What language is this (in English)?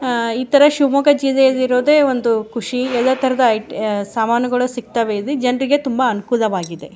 Kannada